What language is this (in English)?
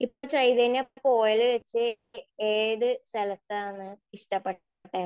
Malayalam